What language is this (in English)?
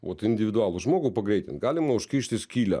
Lithuanian